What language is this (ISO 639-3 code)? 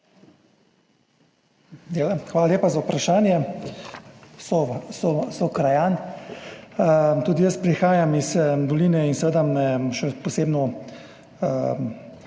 slv